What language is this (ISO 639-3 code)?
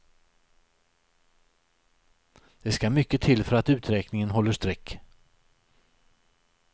swe